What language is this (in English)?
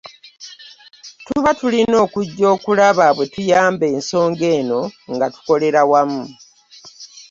Ganda